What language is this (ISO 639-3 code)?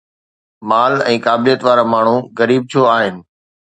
snd